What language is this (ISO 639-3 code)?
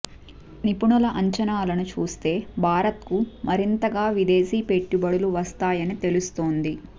tel